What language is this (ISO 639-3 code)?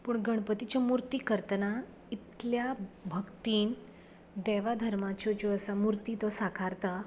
kok